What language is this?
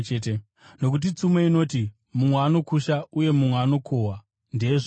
Shona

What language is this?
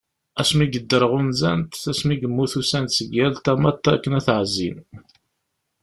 Kabyle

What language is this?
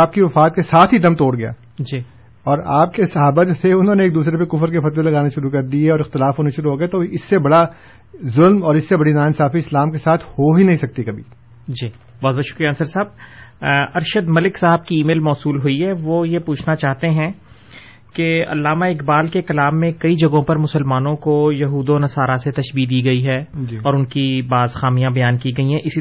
Urdu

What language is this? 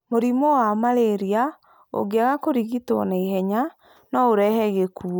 Kikuyu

